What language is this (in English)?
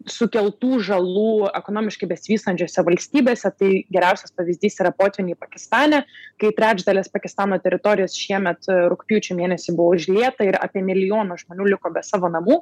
Lithuanian